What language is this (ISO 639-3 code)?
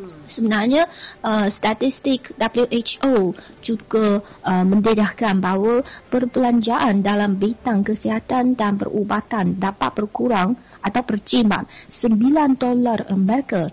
msa